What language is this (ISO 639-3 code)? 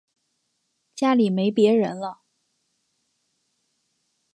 zho